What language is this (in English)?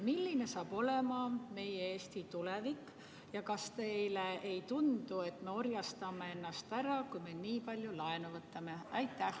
Estonian